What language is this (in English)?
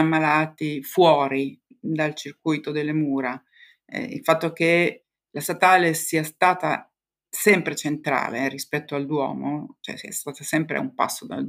Italian